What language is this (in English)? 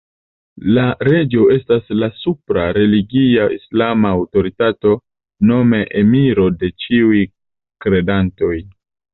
Esperanto